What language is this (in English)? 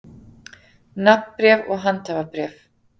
Icelandic